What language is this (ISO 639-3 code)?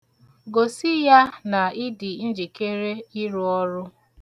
ibo